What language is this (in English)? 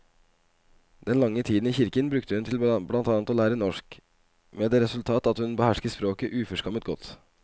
Norwegian